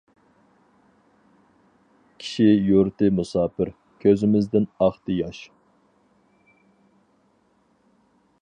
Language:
Uyghur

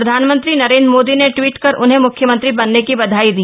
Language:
Hindi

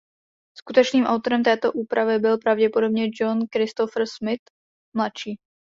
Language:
Czech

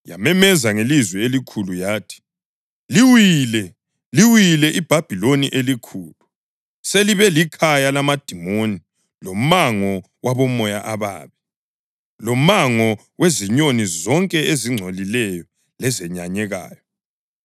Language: North Ndebele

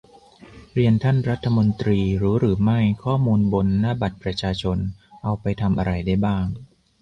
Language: Thai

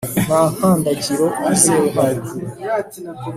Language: Kinyarwanda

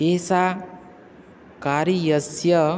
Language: Sanskrit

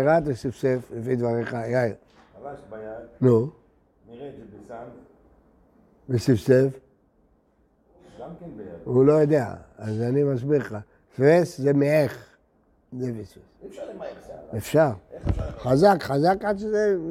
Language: Hebrew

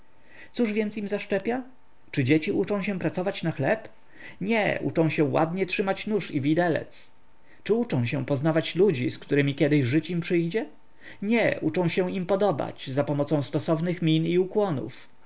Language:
Polish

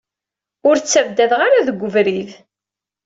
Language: Kabyle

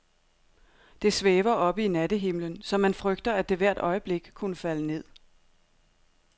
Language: Danish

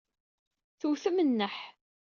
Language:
Kabyle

